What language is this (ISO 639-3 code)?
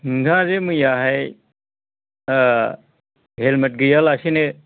brx